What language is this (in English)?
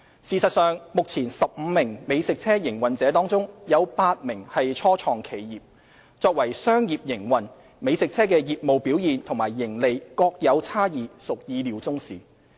Cantonese